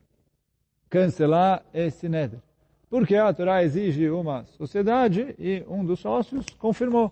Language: Portuguese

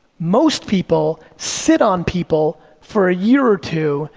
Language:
English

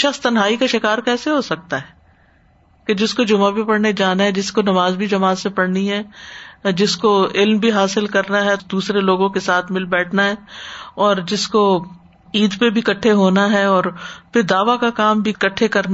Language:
Urdu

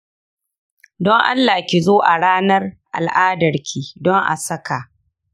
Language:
Hausa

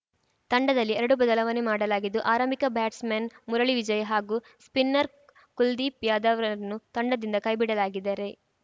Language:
Kannada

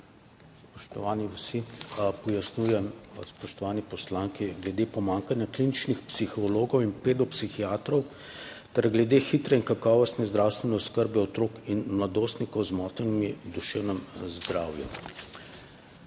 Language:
Slovenian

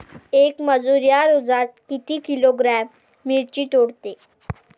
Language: Marathi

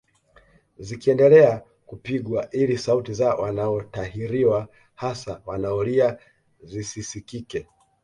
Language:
Swahili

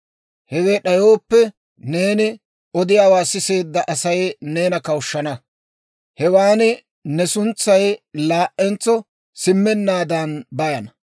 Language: Dawro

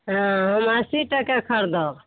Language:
Maithili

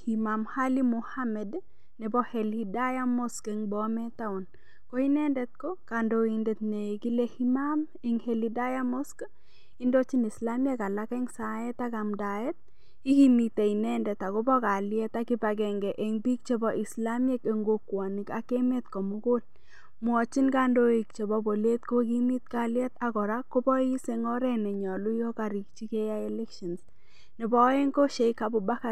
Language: Kalenjin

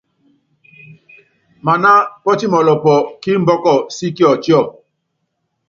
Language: Yangben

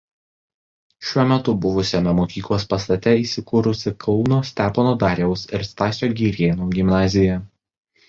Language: Lithuanian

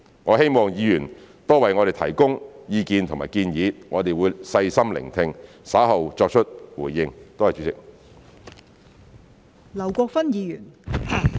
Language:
Cantonese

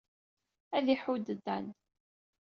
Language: Kabyle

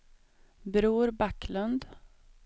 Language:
Swedish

